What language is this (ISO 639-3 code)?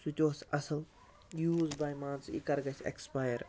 kas